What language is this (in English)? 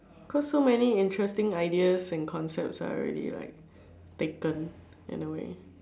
English